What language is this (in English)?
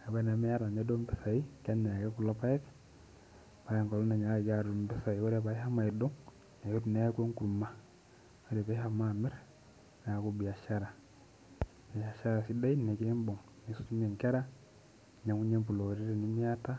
Masai